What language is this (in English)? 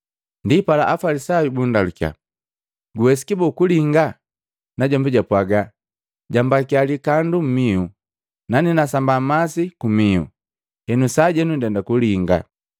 Matengo